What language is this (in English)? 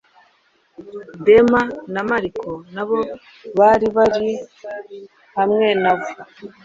Kinyarwanda